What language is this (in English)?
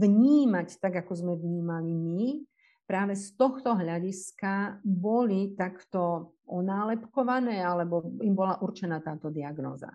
Slovak